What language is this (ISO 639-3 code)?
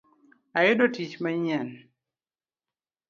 luo